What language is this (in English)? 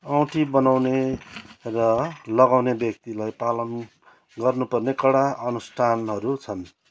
Nepali